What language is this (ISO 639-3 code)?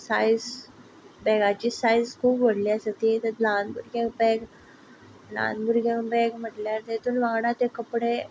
kok